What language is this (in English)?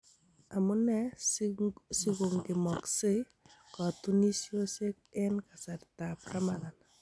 Kalenjin